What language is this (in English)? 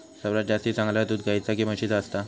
Marathi